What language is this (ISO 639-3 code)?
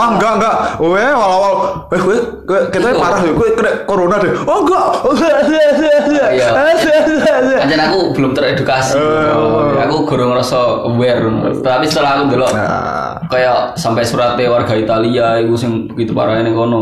ind